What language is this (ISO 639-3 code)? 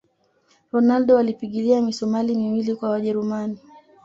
swa